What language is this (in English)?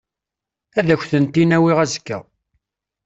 Kabyle